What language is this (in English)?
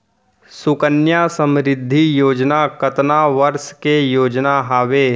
Chhattisgarhi